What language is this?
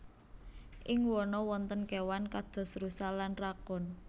Javanese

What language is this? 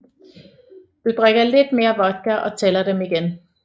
Danish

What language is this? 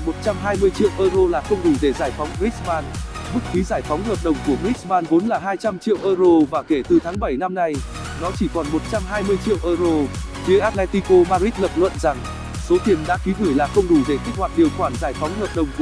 Vietnamese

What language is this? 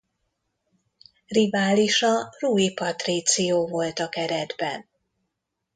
Hungarian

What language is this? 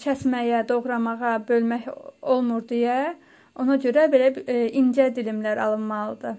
Turkish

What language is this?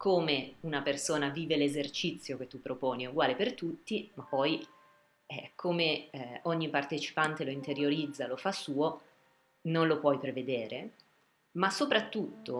Italian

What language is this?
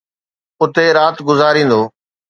Sindhi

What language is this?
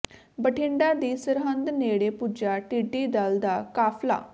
Punjabi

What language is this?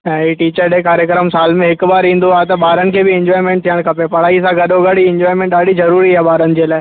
Sindhi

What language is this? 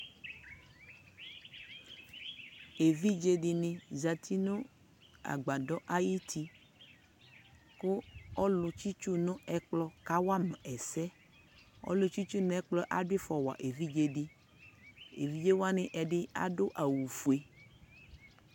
Ikposo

